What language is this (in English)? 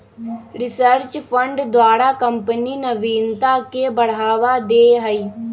Magahi